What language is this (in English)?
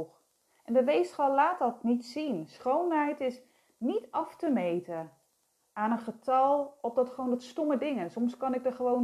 Dutch